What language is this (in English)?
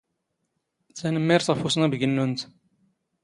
Standard Moroccan Tamazight